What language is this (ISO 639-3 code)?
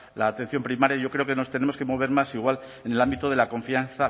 spa